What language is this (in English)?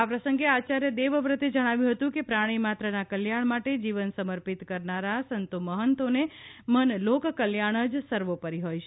Gujarati